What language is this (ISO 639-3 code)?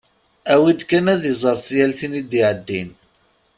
kab